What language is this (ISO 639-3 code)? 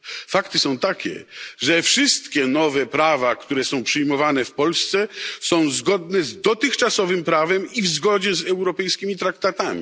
pol